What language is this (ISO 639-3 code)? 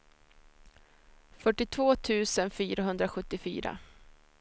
swe